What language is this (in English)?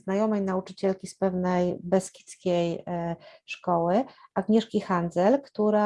Polish